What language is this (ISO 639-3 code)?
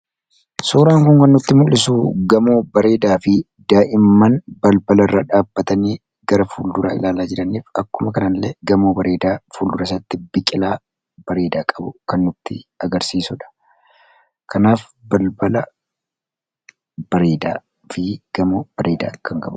orm